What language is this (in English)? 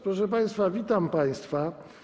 Polish